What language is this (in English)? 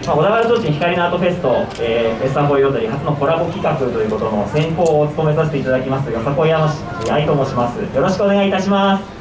Japanese